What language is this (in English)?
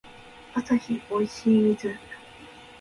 Japanese